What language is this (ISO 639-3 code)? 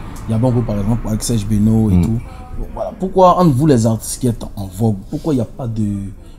fra